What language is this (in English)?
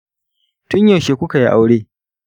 Hausa